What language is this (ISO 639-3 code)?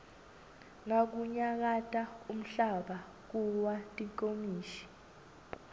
ssw